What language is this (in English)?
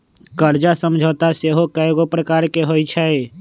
Magahi